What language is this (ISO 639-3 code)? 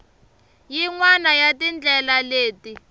tso